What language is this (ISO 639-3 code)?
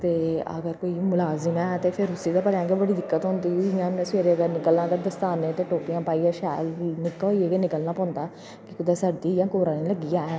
doi